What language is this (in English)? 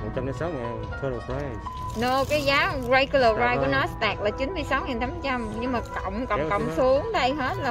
Vietnamese